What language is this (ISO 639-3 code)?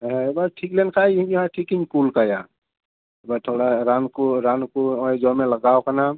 sat